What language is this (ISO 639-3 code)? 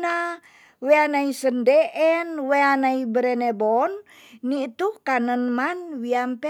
txs